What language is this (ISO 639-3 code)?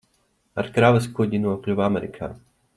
lav